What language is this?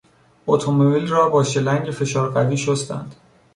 Persian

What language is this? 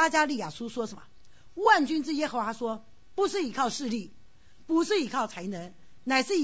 Chinese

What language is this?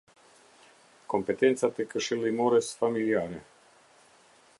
Albanian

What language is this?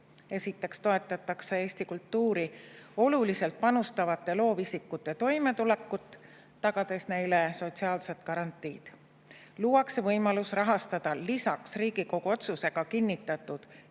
Estonian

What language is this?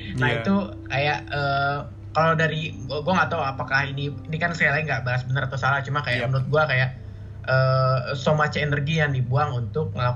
Indonesian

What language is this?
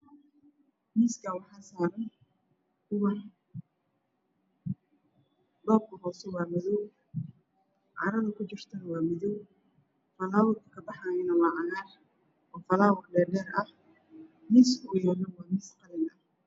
Somali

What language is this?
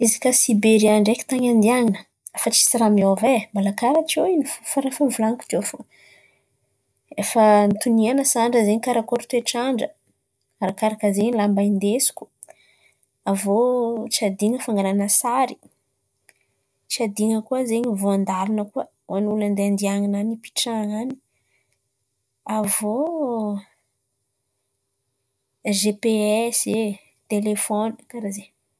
Antankarana Malagasy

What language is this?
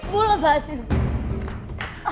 Indonesian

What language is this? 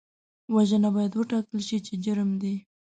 Pashto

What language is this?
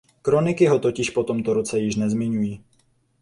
Czech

